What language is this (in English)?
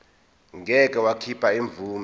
Zulu